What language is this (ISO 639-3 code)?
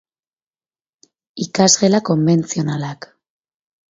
eus